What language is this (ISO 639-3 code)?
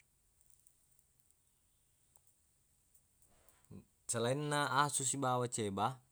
bug